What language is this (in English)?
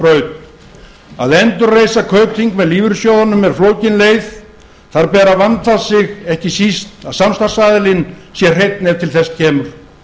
Icelandic